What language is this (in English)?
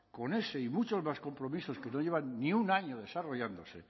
Spanish